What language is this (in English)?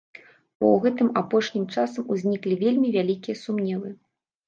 Belarusian